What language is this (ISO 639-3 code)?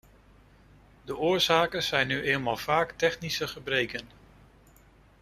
nld